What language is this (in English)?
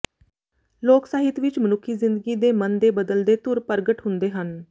Punjabi